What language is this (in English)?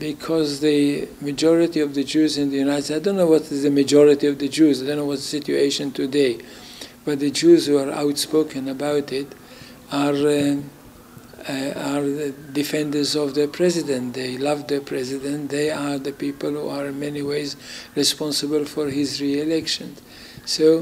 English